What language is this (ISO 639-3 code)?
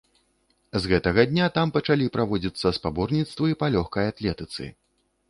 bel